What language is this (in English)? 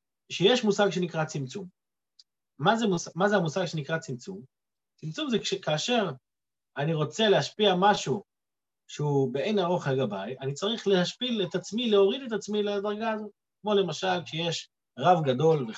Hebrew